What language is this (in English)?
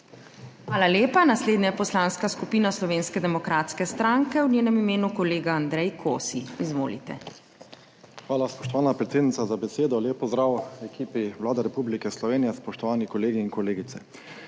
Slovenian